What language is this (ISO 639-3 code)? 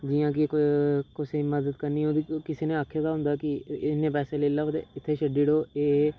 doi